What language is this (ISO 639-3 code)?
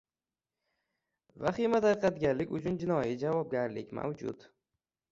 uzb